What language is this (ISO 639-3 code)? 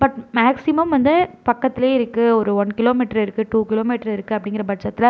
tam